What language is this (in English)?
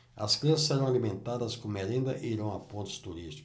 Portuguese